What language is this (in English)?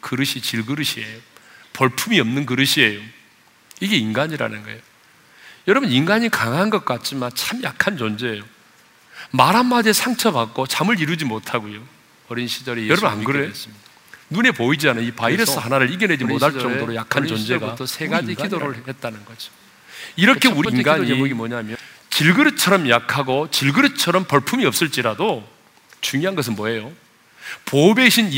Korean